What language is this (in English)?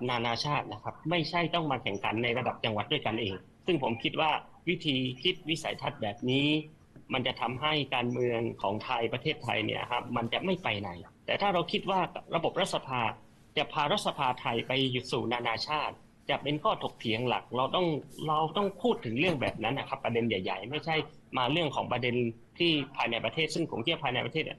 Thai